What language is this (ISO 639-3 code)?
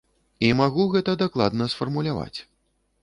bel